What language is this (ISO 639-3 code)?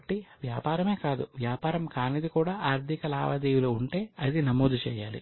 tel